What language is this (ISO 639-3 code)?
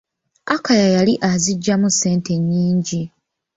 lug